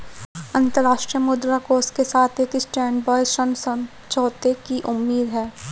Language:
Hindi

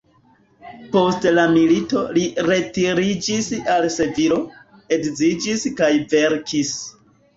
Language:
Esperanto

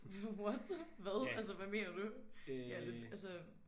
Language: Danish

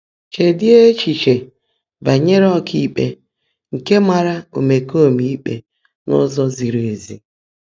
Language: Igbo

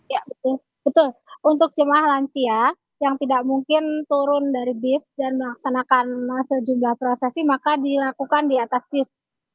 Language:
Indonesian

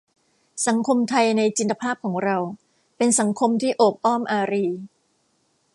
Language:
Thai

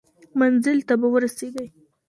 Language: Pashto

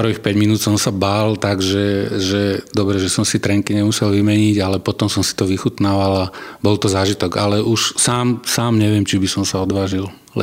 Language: Slovak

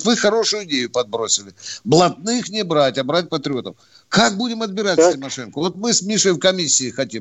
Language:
Russian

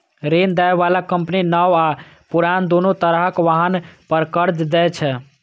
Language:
Maithili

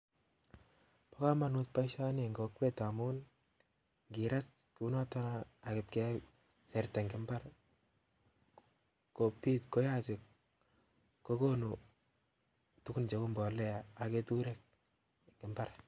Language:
Kalenjin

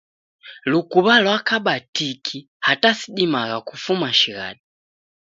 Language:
Taita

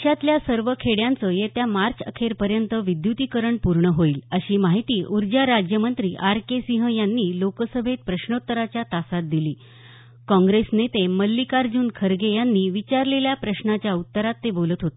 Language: Marathi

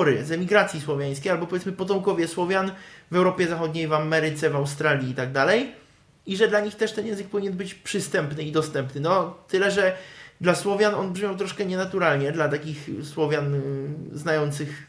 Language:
Polish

